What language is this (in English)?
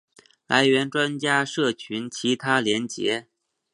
Chinese